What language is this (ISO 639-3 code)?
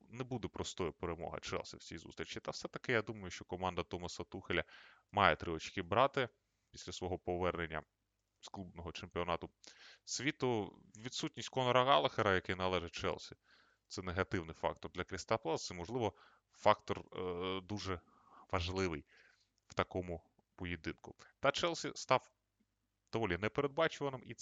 ukr